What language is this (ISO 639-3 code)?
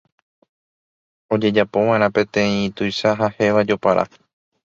grn